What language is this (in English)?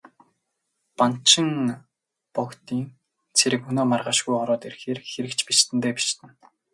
Mongolian